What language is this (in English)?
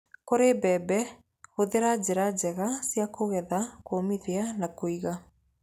Kikuyu